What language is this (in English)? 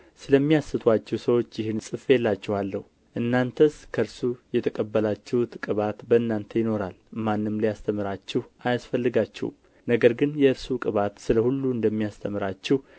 Amharic